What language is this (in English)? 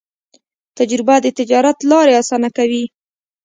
Pashto